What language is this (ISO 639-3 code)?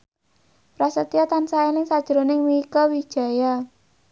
jav